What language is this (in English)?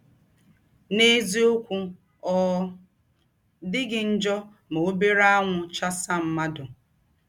Igbo